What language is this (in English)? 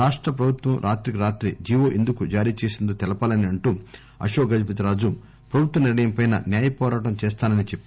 Telugu